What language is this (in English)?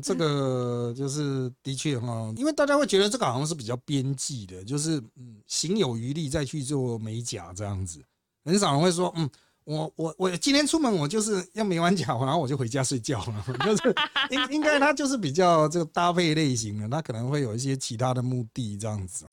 Chinese